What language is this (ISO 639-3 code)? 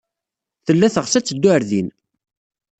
kab